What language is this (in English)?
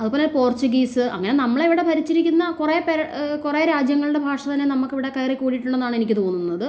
Malayalam